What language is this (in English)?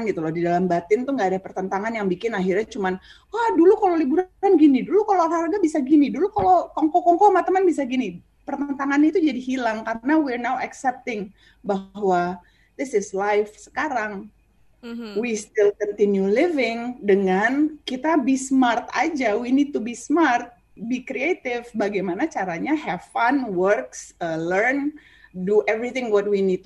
Indonesian